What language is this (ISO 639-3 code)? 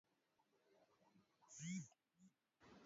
swa